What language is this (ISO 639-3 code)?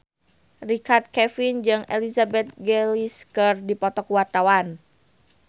sun